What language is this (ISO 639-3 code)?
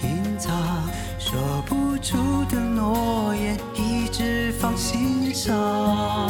zho